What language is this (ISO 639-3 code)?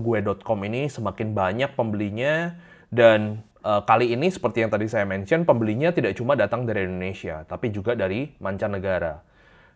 ind